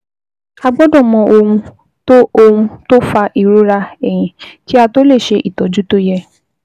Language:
Yoruba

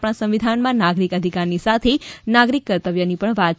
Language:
Gujarati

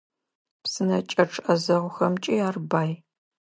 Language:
Adyghe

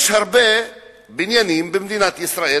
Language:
Hebrew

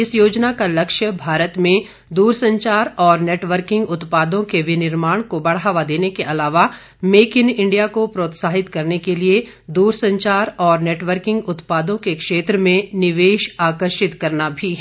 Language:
Hindi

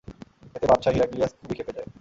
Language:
Bangla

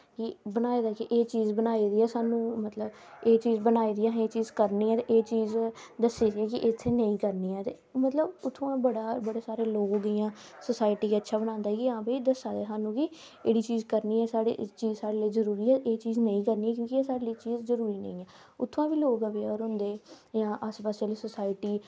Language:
Dogri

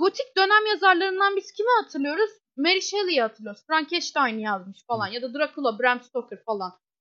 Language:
Turkish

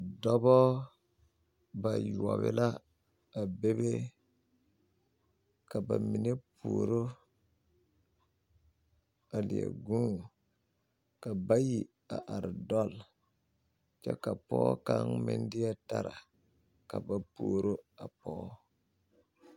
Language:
Southern Dagaare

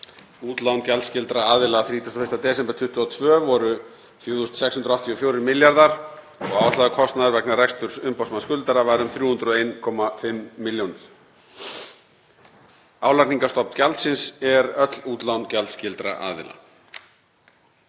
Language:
Icelandic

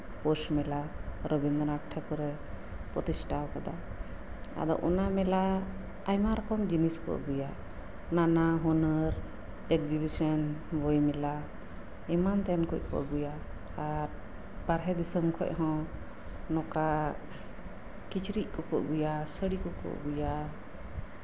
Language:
Santali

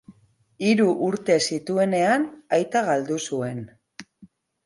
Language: Basque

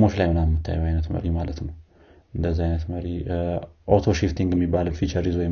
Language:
Amharic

